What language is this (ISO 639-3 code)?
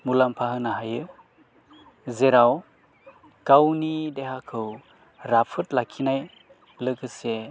brx